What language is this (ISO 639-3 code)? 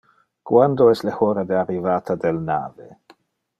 ina